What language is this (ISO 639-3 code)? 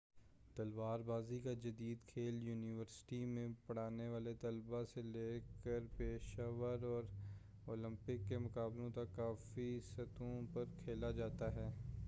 urd